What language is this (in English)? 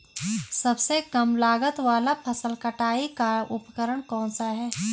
Hindi